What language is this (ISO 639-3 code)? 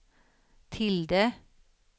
swe